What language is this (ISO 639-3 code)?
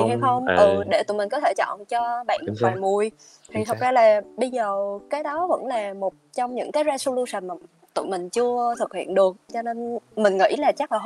vie